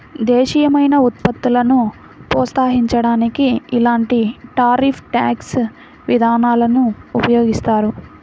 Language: Telugu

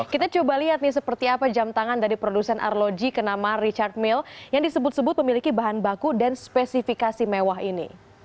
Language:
Indonesian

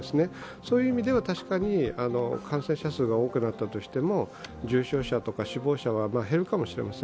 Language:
Japanese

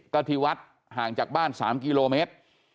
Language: Thai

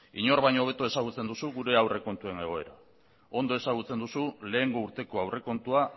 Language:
Basque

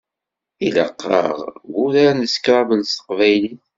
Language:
Kabyle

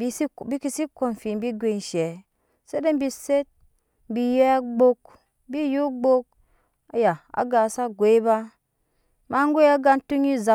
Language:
Nyankpa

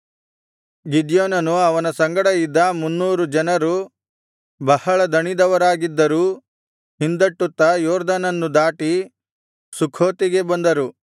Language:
Kannada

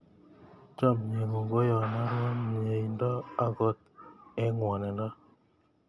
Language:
Kalenjin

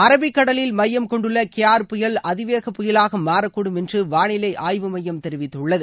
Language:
Tamil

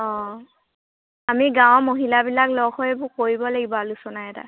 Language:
Assamese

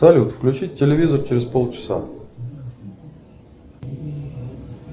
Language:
Russian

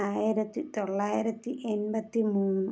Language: Malayalam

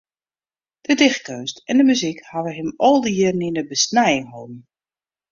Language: Western Frisian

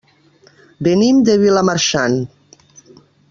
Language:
Catalan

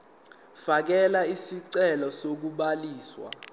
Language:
Zulu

